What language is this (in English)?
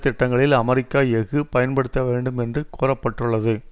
Tamil